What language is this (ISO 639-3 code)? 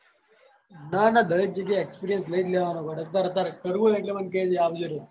guj